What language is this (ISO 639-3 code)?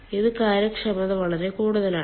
mal